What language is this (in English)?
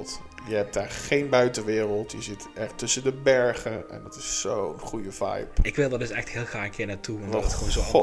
Dutch